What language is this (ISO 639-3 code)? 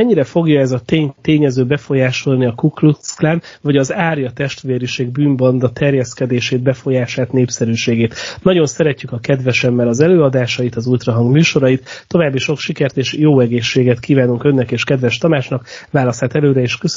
hun